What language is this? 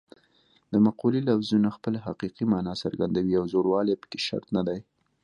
Pashto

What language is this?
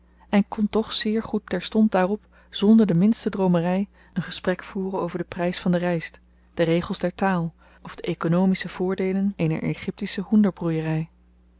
Dutch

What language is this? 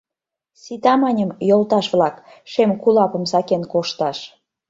Mari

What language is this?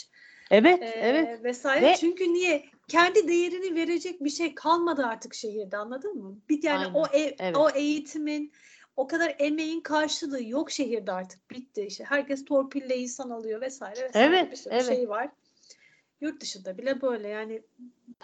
Turkish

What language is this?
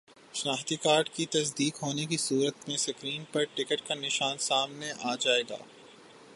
Urdu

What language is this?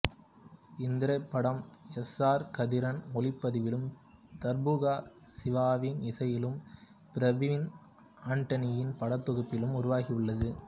Tamil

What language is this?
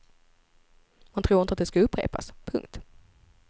Swedish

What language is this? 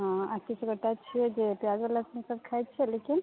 Maithili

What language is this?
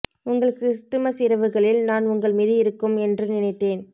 Tamil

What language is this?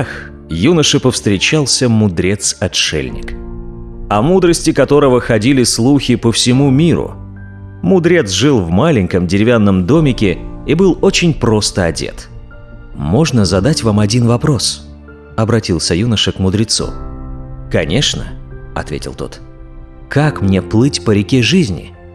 Russian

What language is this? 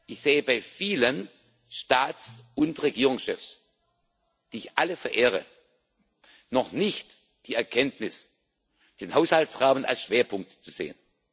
German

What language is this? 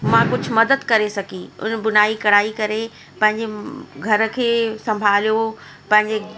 Sindhi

